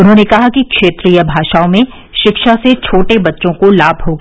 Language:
Hindi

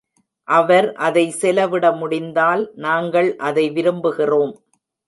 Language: Tamil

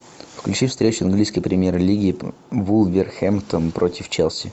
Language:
Russian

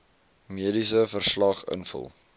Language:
Afrikaans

